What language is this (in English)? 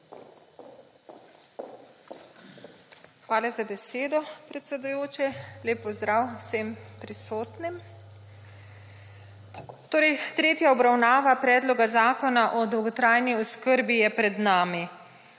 Slovenian